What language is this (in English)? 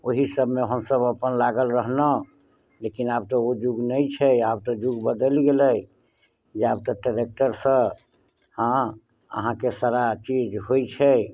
Maithili